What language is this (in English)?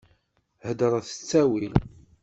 Kabyle